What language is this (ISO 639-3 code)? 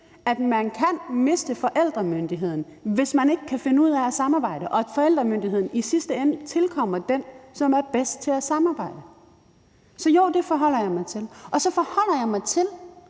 dan